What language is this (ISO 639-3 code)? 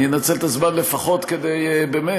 heb